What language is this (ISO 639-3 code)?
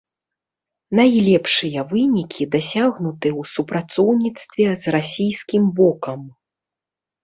bel